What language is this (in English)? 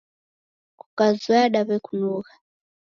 Taita